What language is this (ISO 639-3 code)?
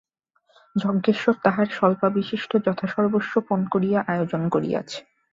ben